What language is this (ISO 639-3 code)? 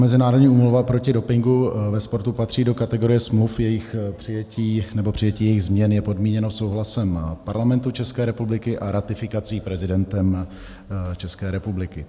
ces